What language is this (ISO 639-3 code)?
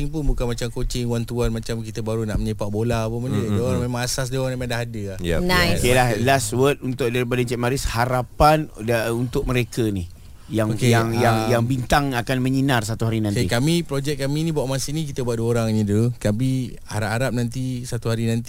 msa